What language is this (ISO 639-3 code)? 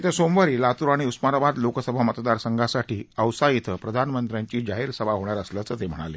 mar